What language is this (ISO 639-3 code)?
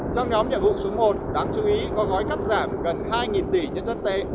vie